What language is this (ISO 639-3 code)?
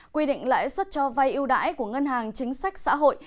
vie